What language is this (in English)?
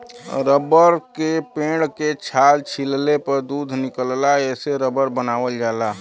Bhojpuri